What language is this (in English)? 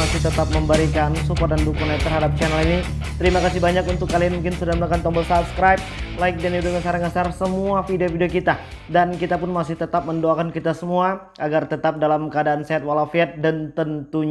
Indonesian